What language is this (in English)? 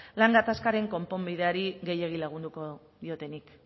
Basque